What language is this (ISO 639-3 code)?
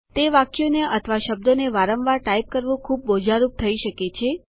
guj